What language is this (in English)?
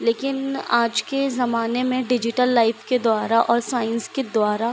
Hindi